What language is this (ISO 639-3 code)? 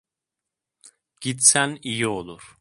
tur